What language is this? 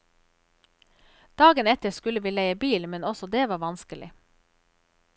Norwegian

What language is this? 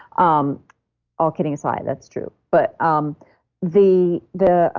English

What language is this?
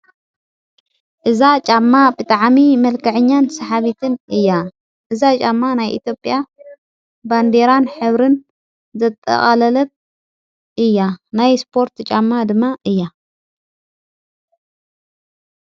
Tigrinya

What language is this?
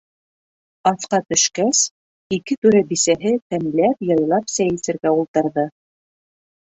Bashkir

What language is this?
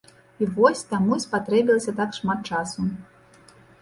Belarusian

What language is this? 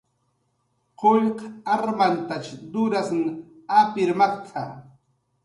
Jaqaru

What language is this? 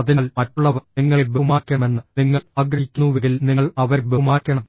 Malayalam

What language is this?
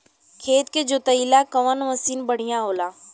Bhojpuri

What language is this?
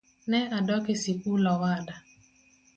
Luo (Kenya and Tanzania)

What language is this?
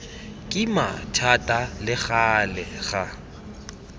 Tswana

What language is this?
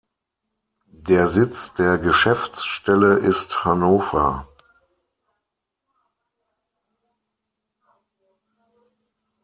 German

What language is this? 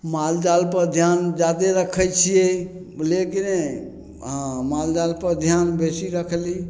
Maithili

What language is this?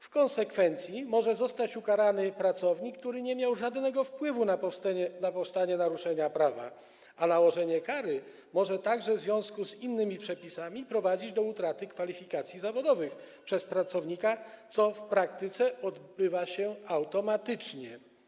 Polish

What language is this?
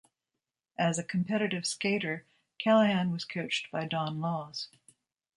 English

